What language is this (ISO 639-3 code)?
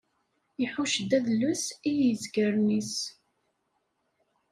kab